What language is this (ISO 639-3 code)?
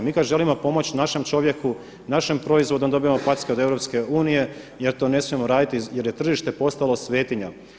hrv